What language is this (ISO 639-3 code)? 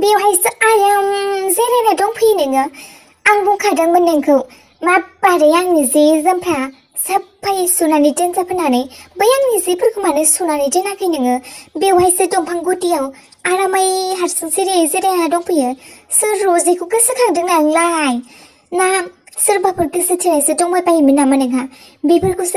tha